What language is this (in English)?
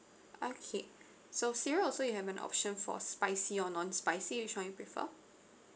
English